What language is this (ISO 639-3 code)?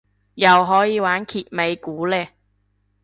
yue